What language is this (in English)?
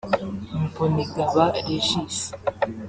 Kinyarwanda